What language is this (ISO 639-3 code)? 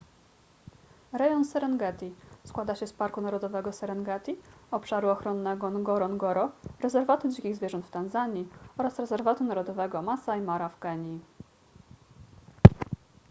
pol